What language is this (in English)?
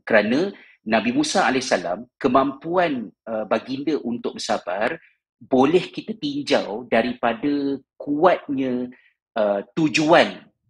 Malay